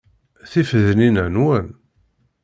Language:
Kabyle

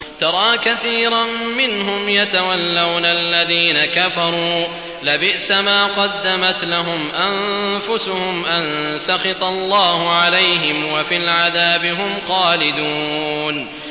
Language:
Arabic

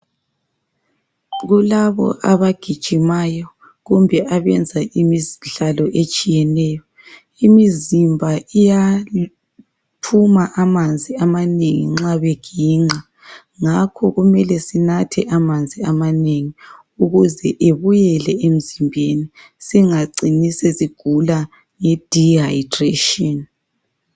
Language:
North Ndebele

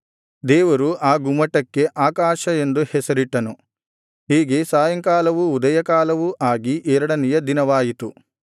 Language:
Kannada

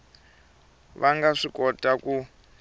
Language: Tsonga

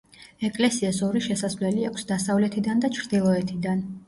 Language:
Georgian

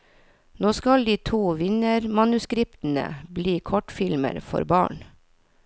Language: Norwegian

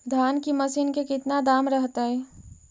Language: Magahi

